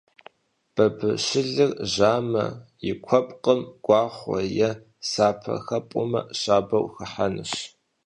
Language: Kabardian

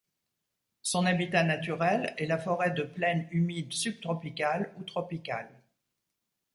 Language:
French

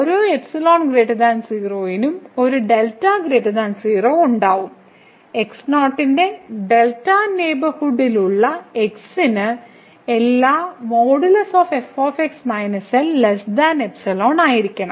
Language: Malayalam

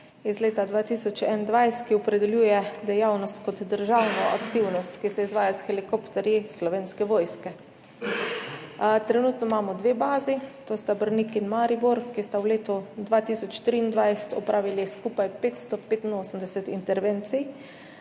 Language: Slovenian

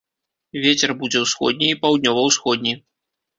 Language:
Belarusian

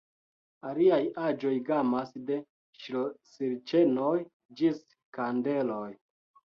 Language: Esperanto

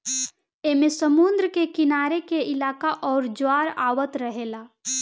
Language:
Bhojpuri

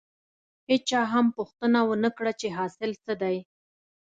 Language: Pashto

